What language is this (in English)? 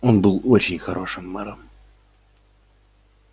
Russian